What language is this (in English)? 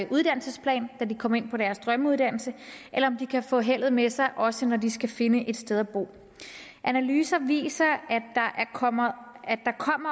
Danish